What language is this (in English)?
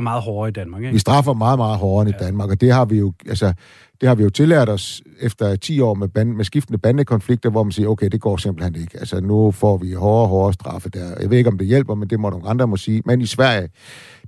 Danish